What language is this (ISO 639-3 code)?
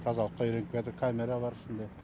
kaz